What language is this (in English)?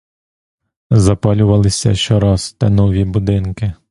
Ukrainian